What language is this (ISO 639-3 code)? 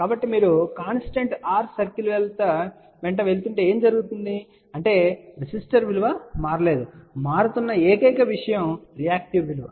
tel